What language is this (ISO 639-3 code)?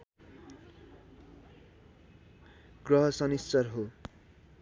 nep